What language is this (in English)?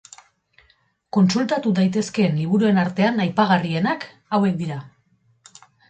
Basque